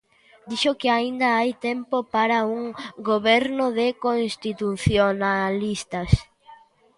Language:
Galician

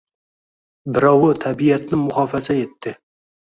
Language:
Uzbek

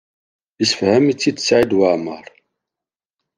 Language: Kabyle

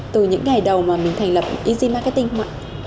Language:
Vietnamese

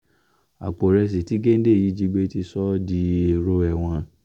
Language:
Yoruba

